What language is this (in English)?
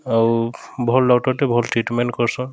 Odia